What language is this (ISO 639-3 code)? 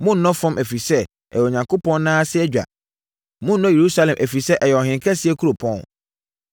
aka